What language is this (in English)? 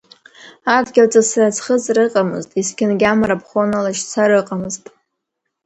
Abkhazian